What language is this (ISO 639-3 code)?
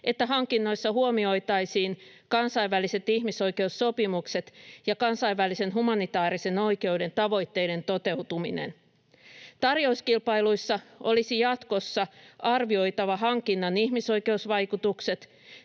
fin